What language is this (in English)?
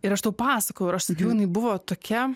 Lithuanian